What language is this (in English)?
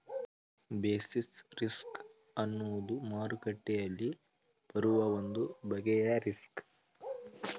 Kannada